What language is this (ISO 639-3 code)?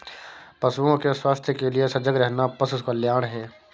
hin